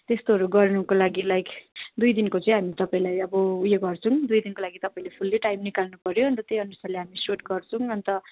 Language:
Nepali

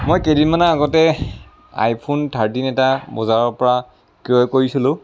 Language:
Assamese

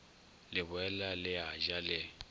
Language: Northern Sotho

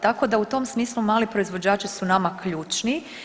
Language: Croatian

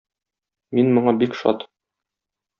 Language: Tatar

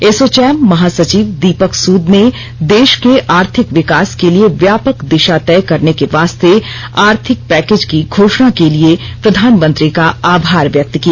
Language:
Hindi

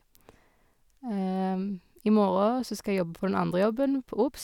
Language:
Norwegian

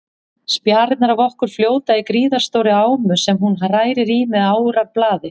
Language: Icelandic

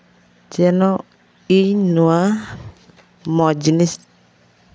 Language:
Santali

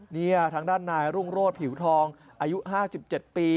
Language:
Thai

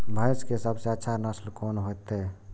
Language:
Maithili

